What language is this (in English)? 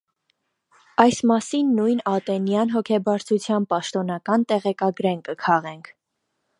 Armenian